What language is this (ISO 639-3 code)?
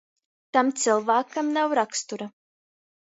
ltg